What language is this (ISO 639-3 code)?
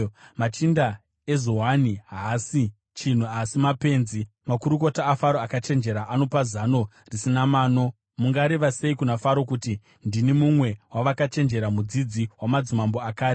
sna